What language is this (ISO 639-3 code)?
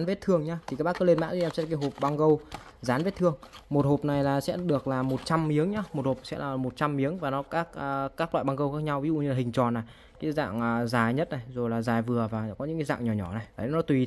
vie